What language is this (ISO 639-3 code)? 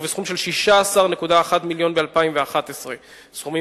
heb